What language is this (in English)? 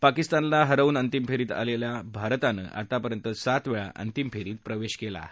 Marathi